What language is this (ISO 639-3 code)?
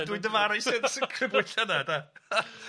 cym